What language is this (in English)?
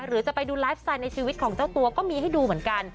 Thai